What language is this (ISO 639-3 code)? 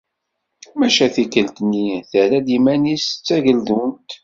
kab